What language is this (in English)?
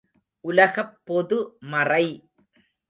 Tamil